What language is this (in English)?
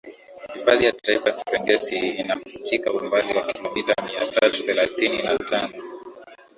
Swahili